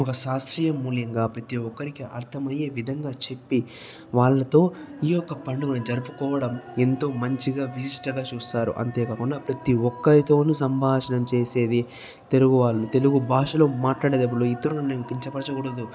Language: Telugu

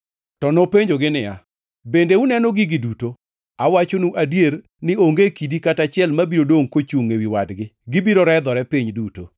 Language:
Luo (Kenya and Tanzania)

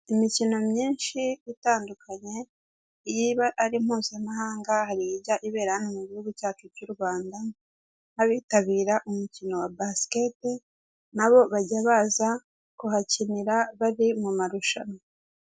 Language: Kinyarwanda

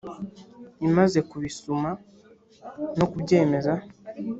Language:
Kinyarwanda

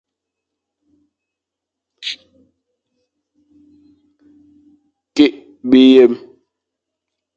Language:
Fang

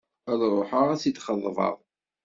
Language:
Kabyle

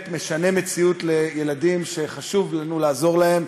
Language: Hebrew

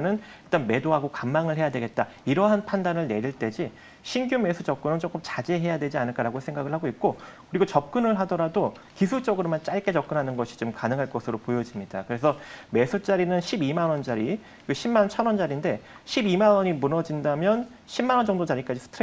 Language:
Korean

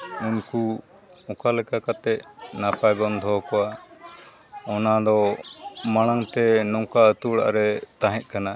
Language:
Santali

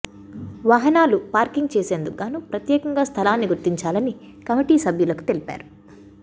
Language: Telugu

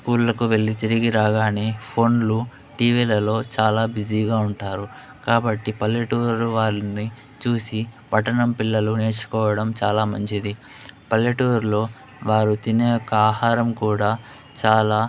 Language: Telugu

